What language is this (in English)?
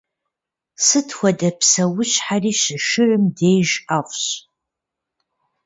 Kabardian